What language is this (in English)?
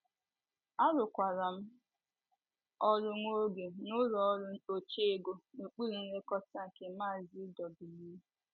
Igbo